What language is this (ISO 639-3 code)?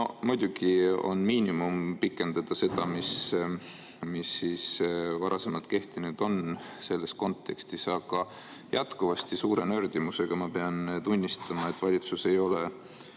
est